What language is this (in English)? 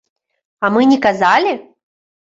Belarusian